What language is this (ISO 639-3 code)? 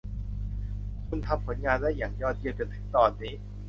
tha